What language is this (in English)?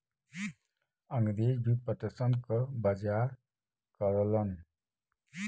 Bhojpuri